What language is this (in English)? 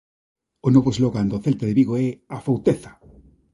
Galician